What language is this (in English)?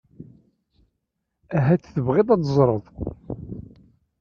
Kabyle